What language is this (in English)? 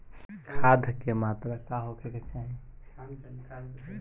Bhojpuri